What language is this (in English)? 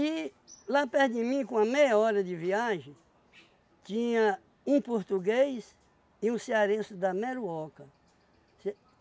Portuguese